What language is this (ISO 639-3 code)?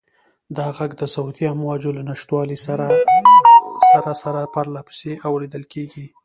pus